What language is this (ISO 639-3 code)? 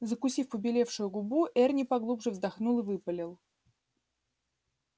rus